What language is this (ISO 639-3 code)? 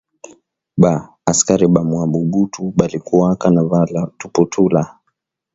swa